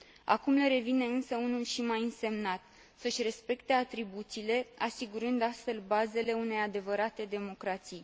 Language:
Romanian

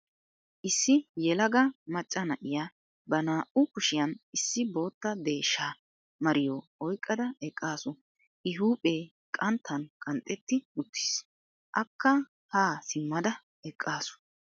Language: Wolaytta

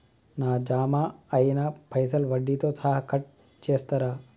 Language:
Telugu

